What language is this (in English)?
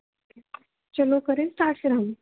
Dogri